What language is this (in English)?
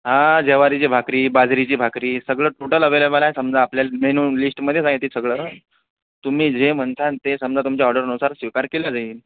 Marathi